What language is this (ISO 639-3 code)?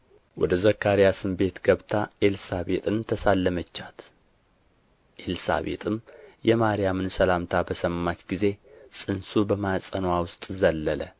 amh